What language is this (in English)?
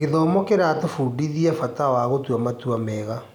Kikuyu